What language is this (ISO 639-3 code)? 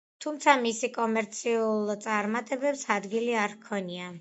kat